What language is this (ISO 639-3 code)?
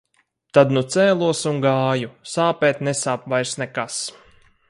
lav